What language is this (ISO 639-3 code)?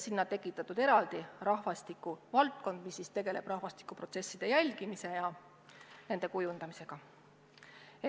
est